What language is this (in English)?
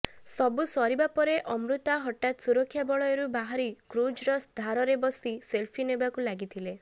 Odia